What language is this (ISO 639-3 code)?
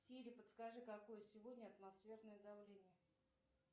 rus